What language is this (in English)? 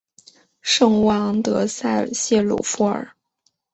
Chinese